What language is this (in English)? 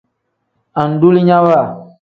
Tem